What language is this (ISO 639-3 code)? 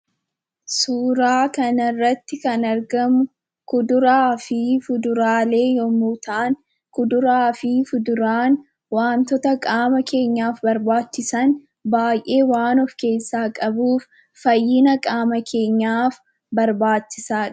orm